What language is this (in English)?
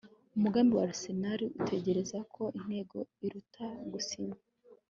Kinyarwanda